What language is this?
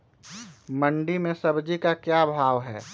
Magahi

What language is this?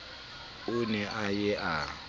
Southern Sotho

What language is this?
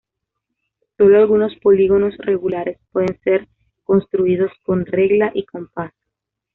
Spanish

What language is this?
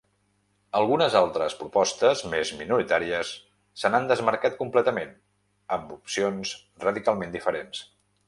Catalan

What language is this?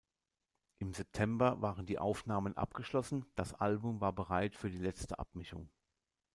German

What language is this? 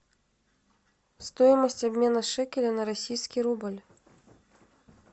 Russian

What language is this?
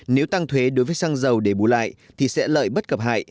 Vietnamese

